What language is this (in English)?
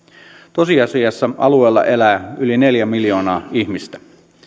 Finnish